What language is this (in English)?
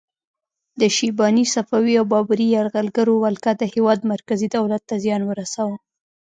Pashto